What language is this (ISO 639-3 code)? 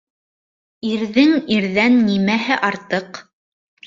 bak